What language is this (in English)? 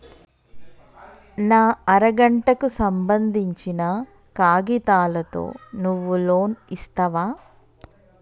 Telugu